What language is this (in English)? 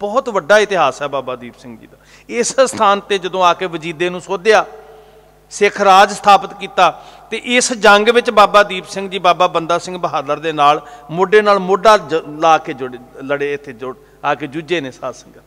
Punjabi